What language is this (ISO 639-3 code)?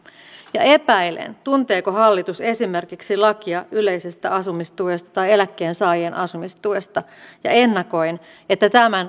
fin